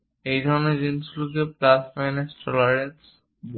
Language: Bangla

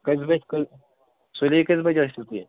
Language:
Kashmiri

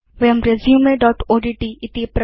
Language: Sanskrit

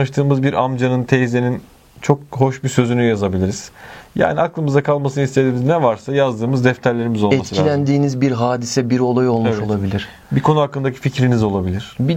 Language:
Turkish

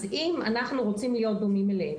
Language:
Hebrew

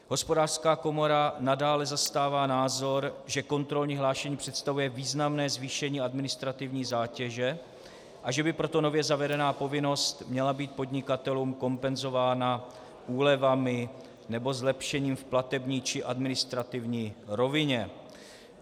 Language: Czech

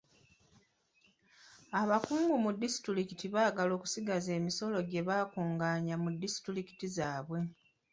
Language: Ganda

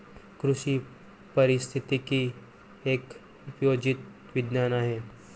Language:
Marathi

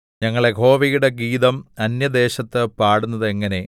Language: Malayalam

